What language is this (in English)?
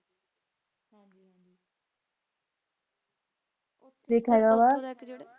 Punjabi